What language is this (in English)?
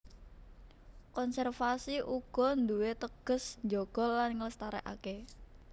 Javanese